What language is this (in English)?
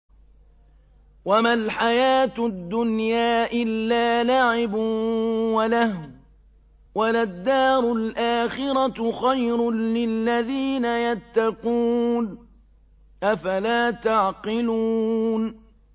Arabic